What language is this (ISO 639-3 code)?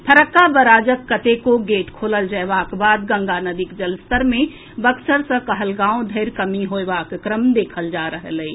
mai